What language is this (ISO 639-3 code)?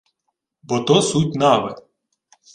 ukr